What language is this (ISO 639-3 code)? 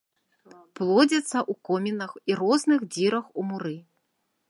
bel